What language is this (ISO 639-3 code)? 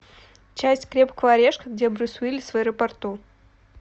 rus